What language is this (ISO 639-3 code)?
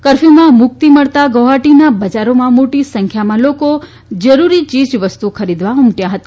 guj